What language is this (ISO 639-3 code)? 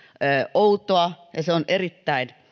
fin